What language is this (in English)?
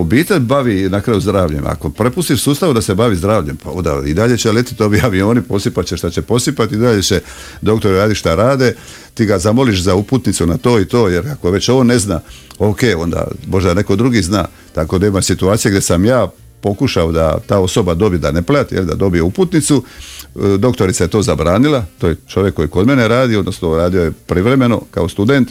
Croatian